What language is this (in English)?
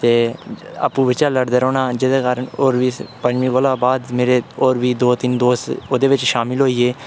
Dogri